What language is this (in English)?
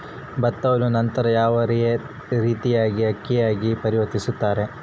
Kannada